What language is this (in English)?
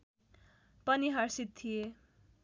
Nepali